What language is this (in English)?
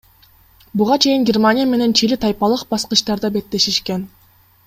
Kyrgyz